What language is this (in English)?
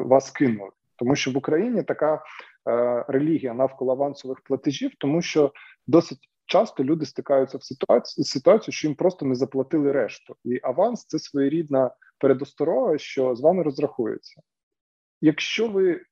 Ukrainian